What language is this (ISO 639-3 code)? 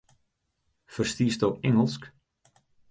fry